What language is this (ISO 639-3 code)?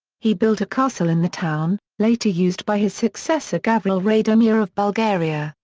eng